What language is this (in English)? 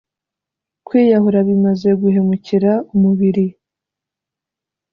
Kinyarwanda